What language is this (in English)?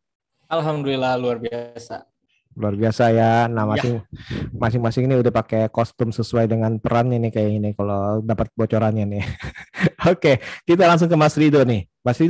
Indonesian